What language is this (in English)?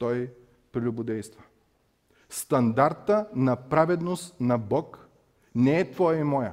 Bulgarian